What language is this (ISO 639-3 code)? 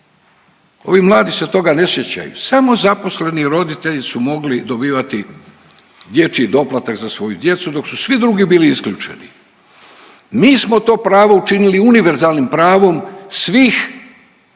hrv